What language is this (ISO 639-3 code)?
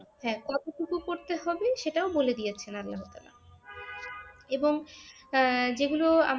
ben